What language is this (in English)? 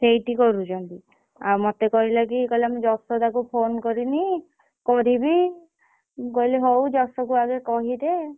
Odia